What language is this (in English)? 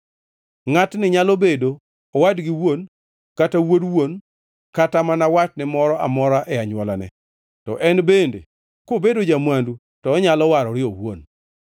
Luo (Kenya and Tanzania)